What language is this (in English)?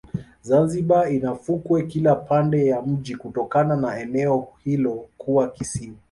Swahili